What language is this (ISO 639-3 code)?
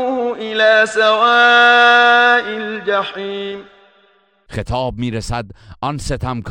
fas